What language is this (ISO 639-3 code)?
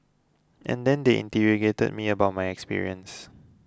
eng